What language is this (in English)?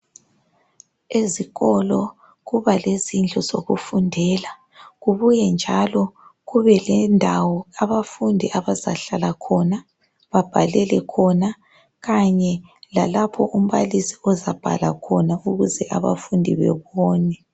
North Ndebele